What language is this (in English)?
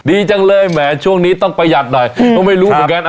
Thai